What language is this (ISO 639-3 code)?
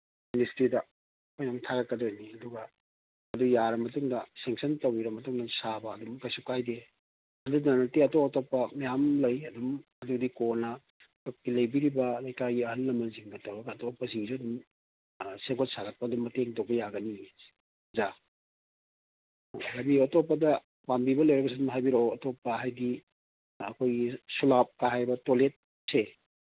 mni